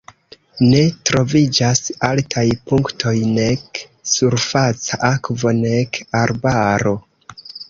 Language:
Esperanto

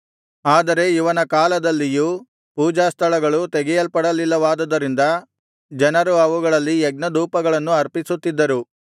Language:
Kannada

